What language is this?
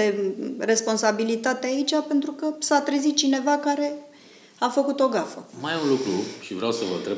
Romanian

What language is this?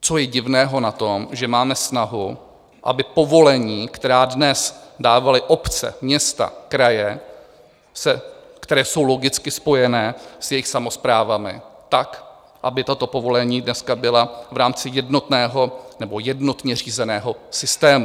Czech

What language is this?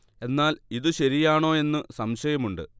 Malayalam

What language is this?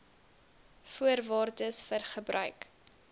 Afrikaans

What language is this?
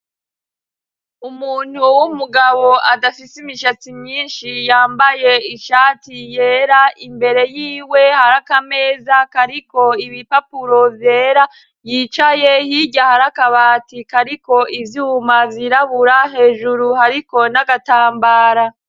Rundi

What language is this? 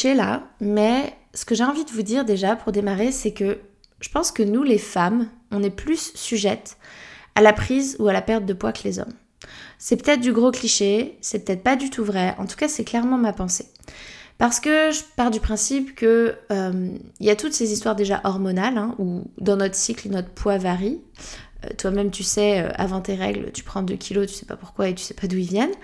French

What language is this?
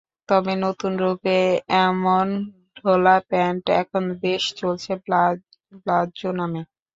Bangla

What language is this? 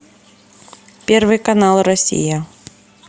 Russian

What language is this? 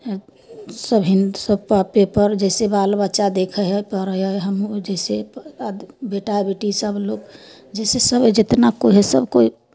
Maithili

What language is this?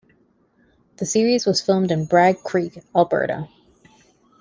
English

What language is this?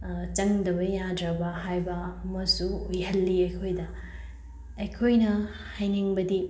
Manipuri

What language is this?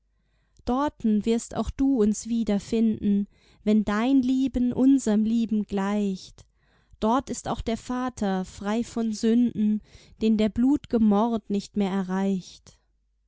German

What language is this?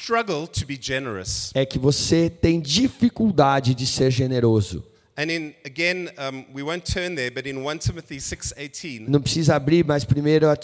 Portuguese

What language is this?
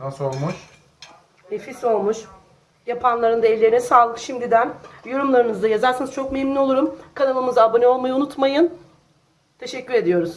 Turkish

